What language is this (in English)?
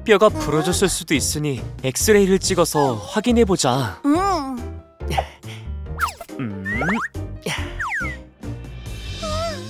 Korean